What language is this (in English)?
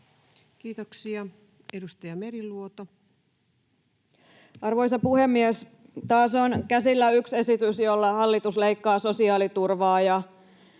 Finnish